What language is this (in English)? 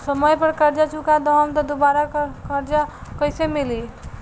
Bhojpuri